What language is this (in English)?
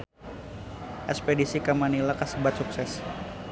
Sundanese